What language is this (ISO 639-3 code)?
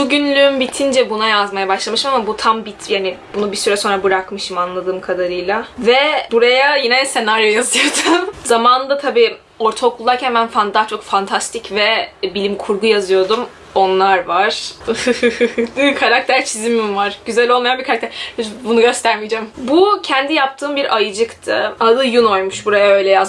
tur